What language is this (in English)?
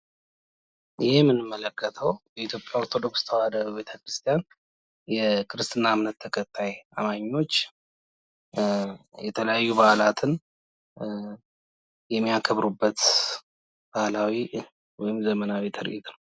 Amharic